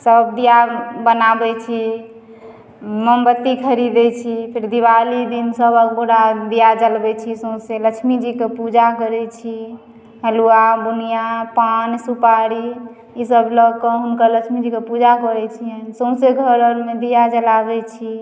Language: Maithili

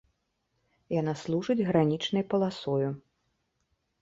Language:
Belarusian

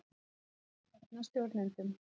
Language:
Icelandic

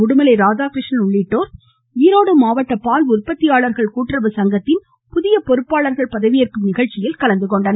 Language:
Tamil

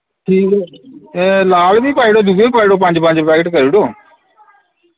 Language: Dogri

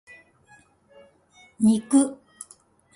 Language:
Japanese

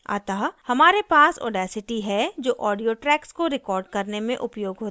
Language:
Hindi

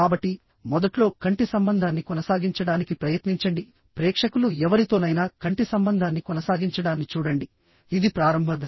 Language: Telugu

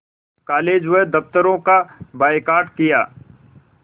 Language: Hindi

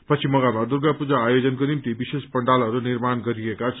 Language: Nepali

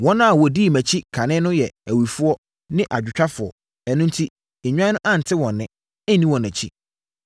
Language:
Akan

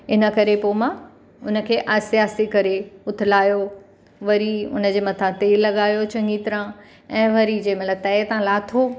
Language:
Sindhi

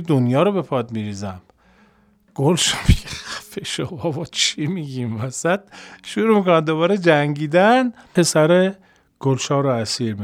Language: Persian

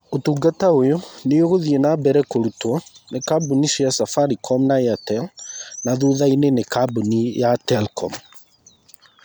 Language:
Kikuyu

